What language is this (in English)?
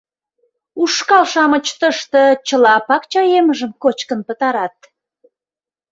Mari